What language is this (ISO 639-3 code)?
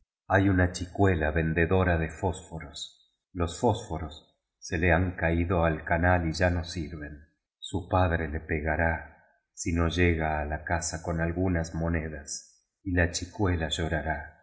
spa